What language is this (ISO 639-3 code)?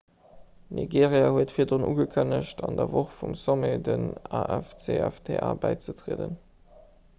ltz